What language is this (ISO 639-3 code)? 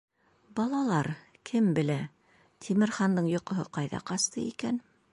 bak